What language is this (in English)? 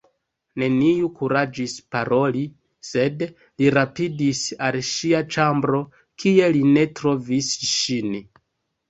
Esperanto